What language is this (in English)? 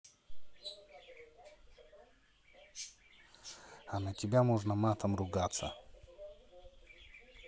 Russian